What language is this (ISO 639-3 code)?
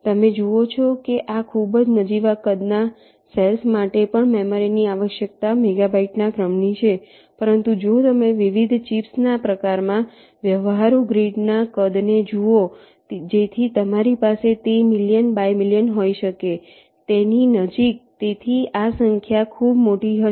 guj